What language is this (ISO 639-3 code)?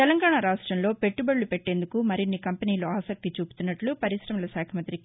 tel